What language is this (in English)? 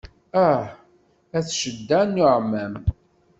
Kabyle